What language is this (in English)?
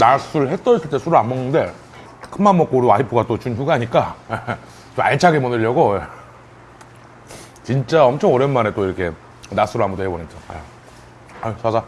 Korean